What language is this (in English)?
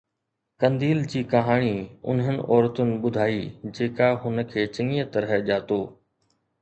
Sindhi